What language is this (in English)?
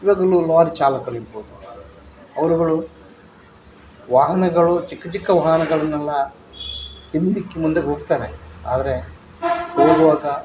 Kannada